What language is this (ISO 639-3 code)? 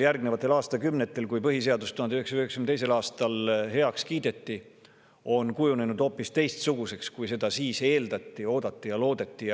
est